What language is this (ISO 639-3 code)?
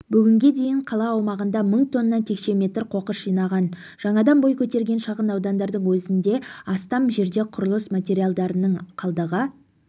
kaz